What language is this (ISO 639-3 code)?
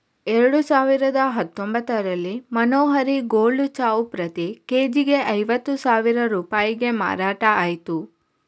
kan